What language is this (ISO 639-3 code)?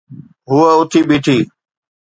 snd